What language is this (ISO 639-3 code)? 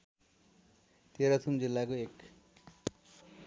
nep